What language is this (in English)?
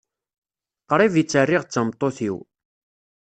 Kabyle